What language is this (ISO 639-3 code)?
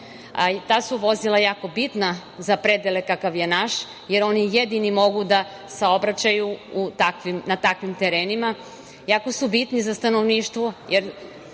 srp